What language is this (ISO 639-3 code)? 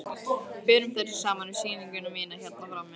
isl